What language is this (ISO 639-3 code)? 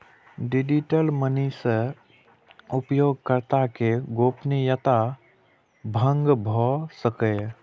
mai